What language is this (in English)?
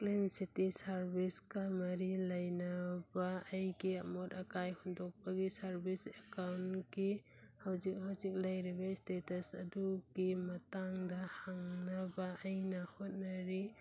Manipuri